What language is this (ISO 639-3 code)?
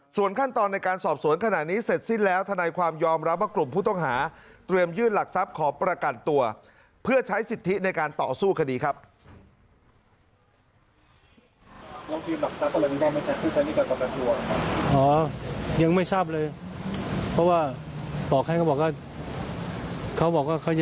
tha